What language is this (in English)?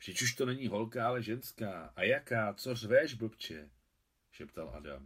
Czech